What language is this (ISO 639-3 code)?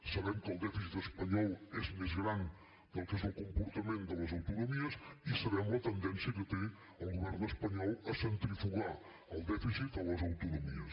cat